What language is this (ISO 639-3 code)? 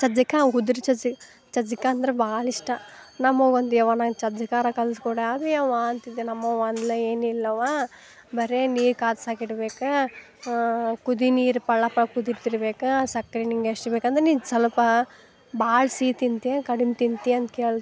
kan